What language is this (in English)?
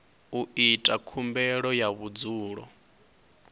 Venda